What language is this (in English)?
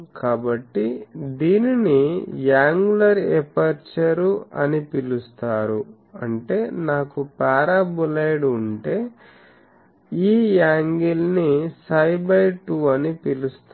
Telugu